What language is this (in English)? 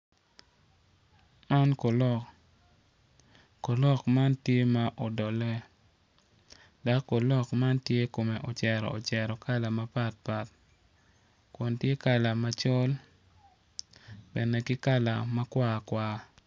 Acoli